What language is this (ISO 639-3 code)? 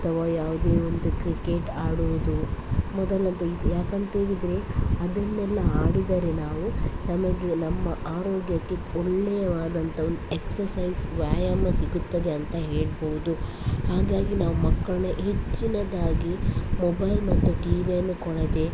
kan